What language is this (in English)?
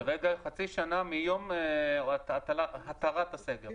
Hebrew